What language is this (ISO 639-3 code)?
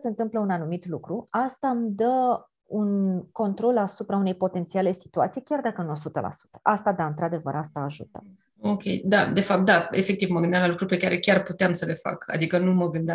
ron